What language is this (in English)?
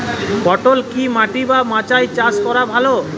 Bangla